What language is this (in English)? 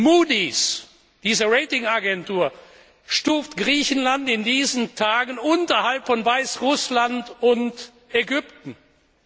German